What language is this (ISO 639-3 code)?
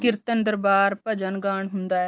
pan